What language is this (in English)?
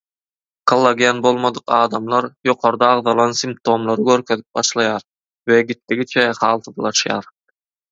Turkmen